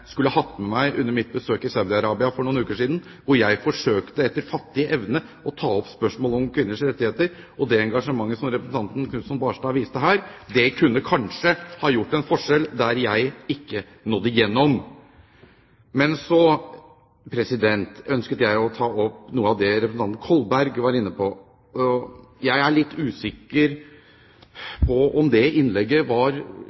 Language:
Norwegian Bokmål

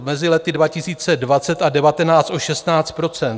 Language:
Czech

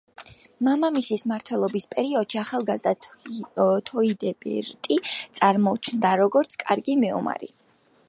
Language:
Georgian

